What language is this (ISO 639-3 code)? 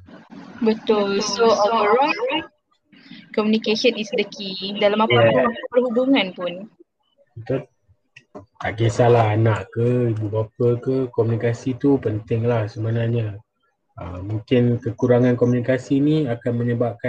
msa